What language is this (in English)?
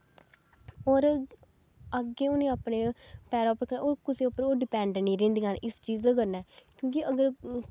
Dogri